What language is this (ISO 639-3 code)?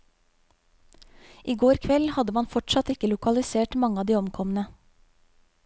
nor